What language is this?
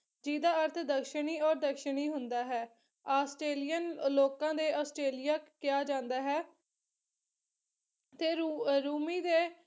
Punjabi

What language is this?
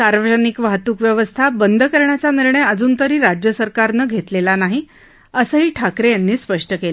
Marathi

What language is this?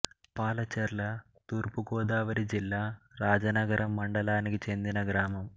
Telugu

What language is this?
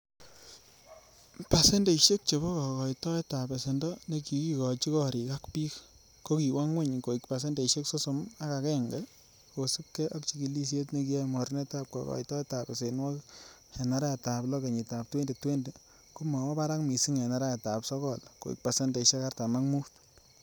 Kalenjin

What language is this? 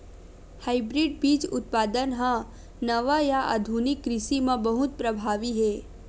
Chhattisgarhi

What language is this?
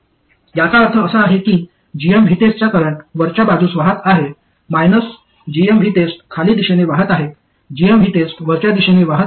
Marathi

